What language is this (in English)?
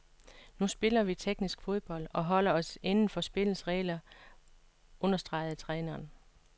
Danish